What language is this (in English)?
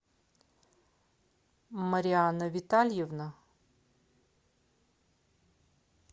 Russian